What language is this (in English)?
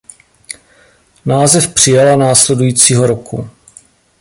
Czech